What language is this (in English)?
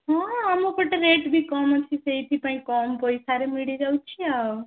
Odia